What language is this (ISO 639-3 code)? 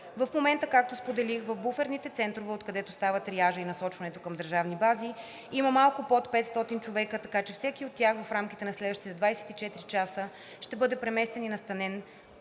bul